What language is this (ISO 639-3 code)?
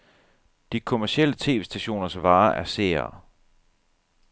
dan